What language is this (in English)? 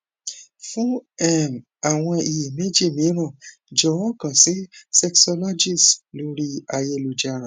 Yoruba